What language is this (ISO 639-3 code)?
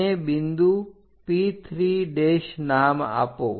guj